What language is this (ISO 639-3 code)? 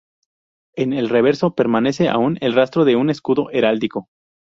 spa